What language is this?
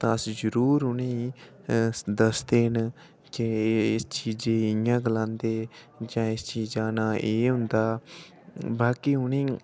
Dogri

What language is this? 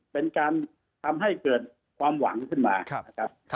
Thai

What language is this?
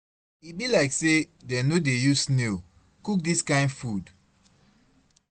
Nigerian Pidgin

